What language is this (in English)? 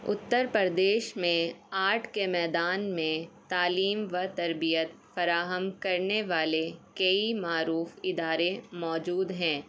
Urdu